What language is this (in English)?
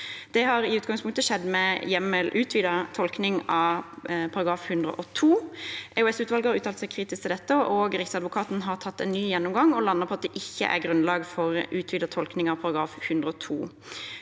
Norwegian